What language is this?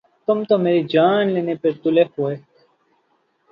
Urdu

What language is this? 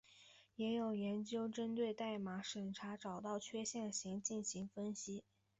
Chinese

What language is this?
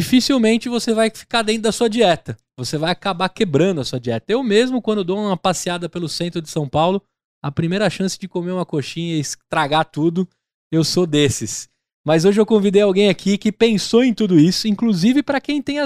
Portuguese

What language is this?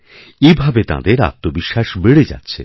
Bangla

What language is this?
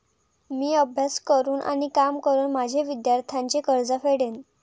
Marathi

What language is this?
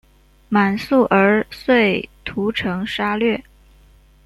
Chinese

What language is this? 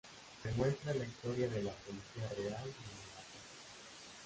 Spanish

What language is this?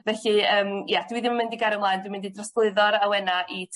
Welsh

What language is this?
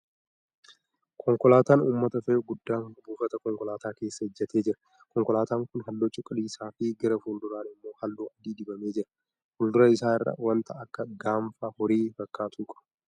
Oromo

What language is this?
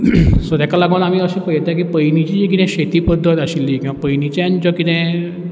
Konkani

